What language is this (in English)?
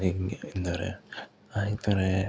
Malayalam